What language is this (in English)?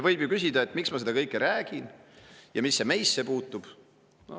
Estonian